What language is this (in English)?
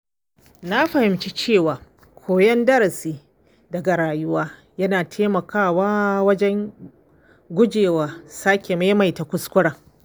Hausa